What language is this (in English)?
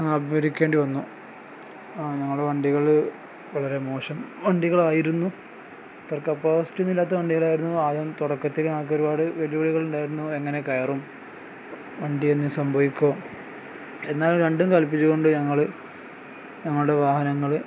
Malayalam